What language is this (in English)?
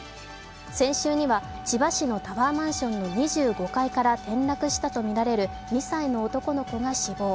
Japanese